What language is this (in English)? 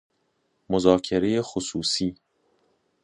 Persian